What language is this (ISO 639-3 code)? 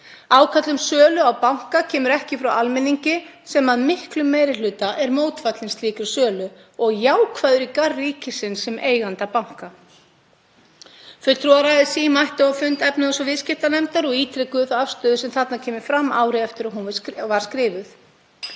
isl